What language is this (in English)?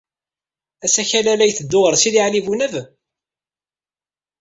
Kabyle